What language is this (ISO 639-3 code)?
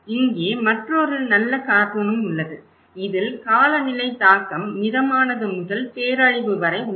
tam